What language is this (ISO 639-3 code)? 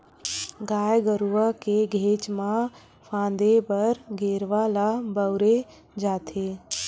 hne